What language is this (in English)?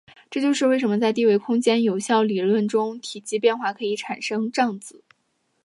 Chinese